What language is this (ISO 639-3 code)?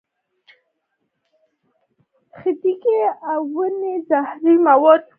pus